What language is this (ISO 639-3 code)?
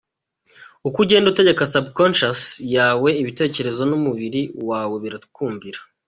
kin